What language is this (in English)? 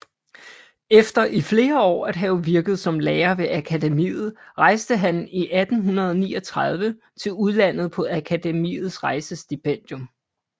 Danish